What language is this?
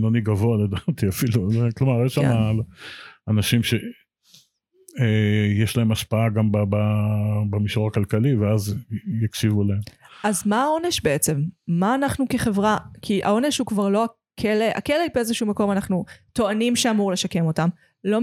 Hebrew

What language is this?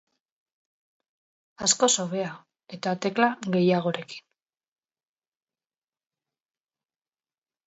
Basque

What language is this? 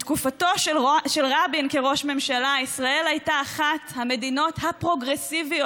Hebrew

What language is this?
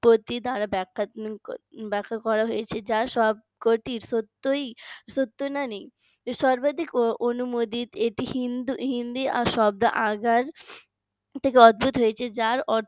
Bangla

